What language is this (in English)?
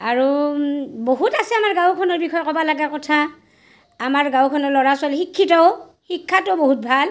Assamese